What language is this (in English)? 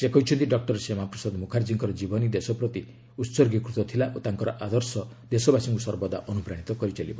Odia